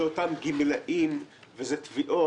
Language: Hebrew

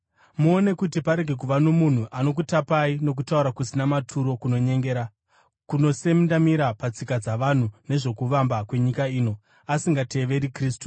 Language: Shona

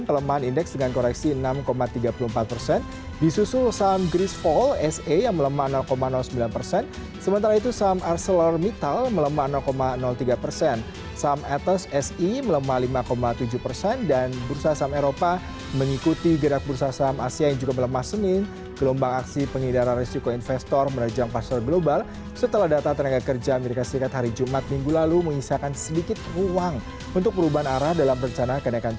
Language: Indonesian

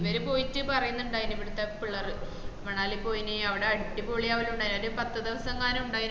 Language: Malayalam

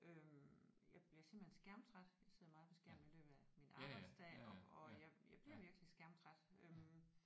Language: Danish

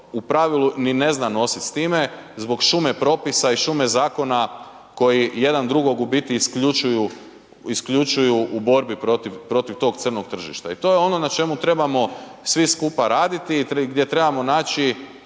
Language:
Croatian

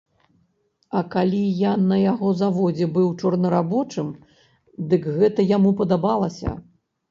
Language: Belarusian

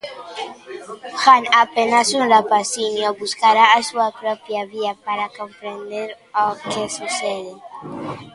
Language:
Galician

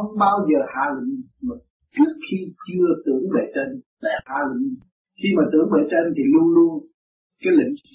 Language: Vietnamese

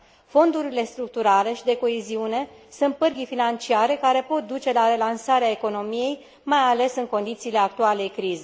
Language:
Romanian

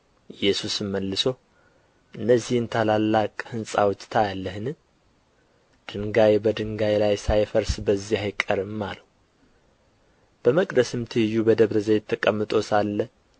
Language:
Amharic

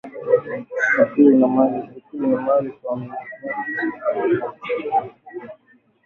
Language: Swahili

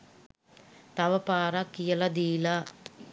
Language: Sinhala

